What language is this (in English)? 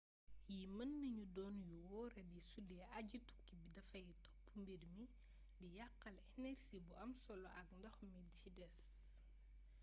Wolof